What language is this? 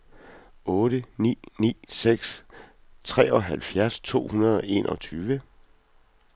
Danish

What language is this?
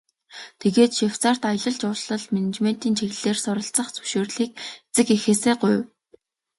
Mongolian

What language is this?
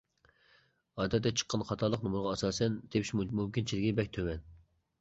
Uyghur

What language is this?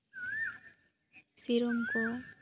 Santali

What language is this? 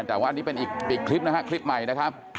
Thai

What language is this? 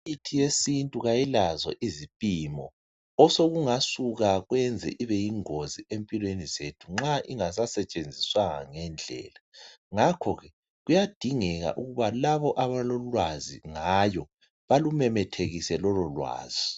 North Ndebele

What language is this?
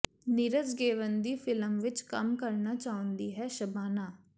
Punjabi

